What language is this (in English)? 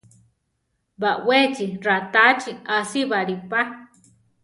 Central Tarahumara